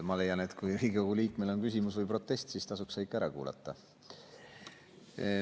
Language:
Estonian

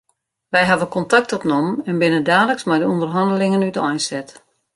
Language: Western Frisian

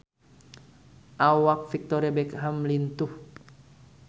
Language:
Sundanese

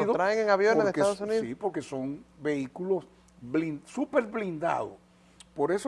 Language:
Spanish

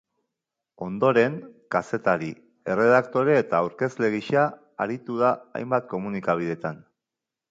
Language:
Basque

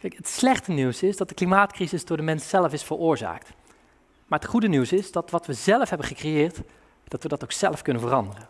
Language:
Dutch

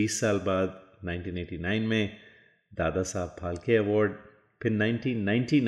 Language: Hindi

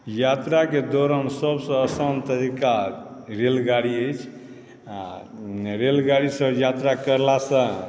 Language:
Maithili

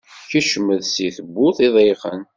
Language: Kabyle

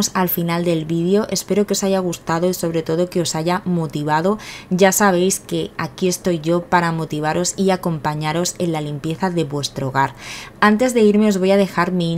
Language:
Spanish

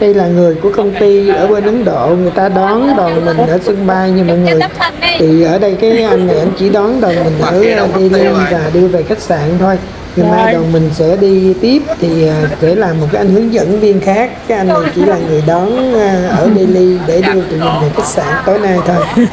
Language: Vietnamese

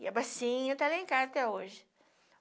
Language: Portuguese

